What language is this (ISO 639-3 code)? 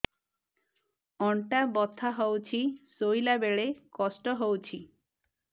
ori